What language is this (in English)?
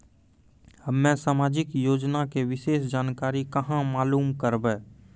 Maithili